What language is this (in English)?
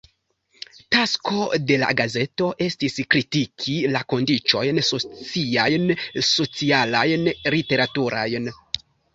Esperanto